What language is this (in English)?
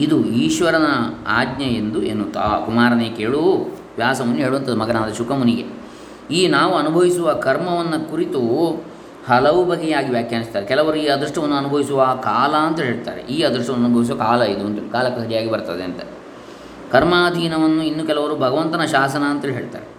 Kannada